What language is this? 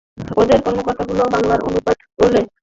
Bangla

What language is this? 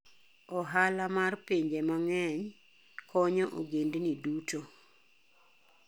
Luo (Kenya and Tanzania)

